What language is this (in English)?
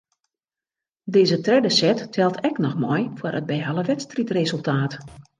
Western Frisian